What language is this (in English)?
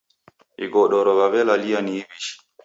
Taita